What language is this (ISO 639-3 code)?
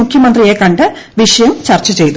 mal